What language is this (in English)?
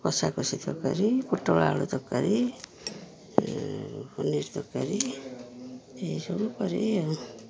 Odia